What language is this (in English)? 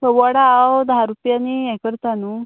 Konkani